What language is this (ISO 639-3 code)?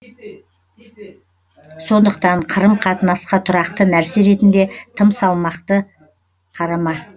kaz